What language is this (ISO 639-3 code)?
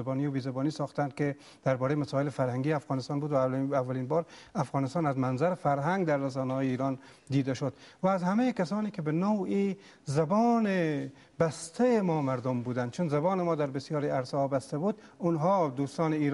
fas